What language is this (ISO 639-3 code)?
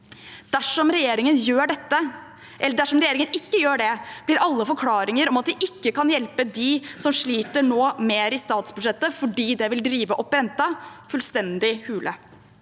nor